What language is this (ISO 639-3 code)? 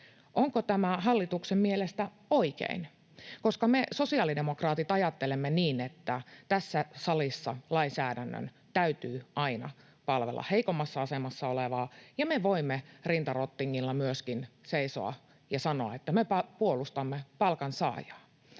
fin